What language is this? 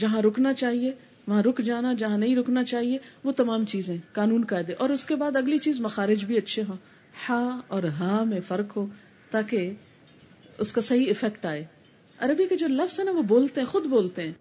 Urdu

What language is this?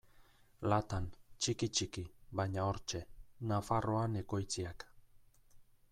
Basque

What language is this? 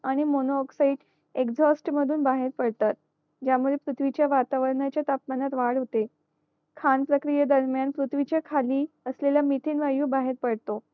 Marathi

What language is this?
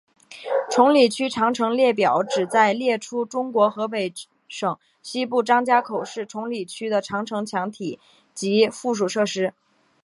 Chinese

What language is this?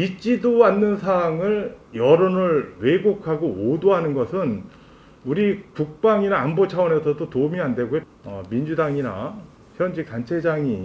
Korean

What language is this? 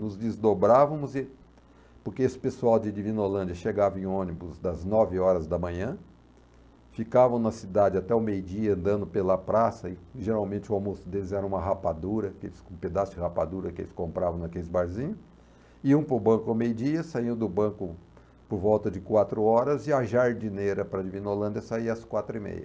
Portuguese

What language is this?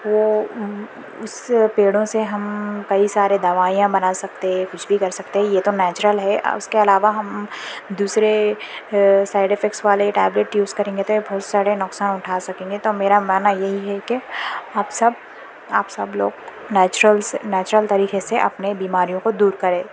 Urdu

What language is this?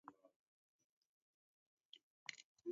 Taita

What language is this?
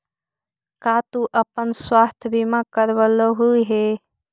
Magahi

